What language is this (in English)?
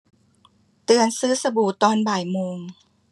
Thai